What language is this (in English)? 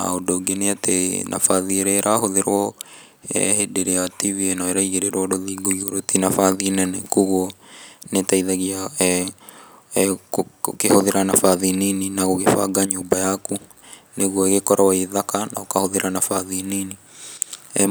Kikuyu